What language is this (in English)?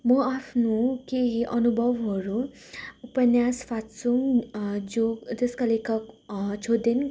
Nepali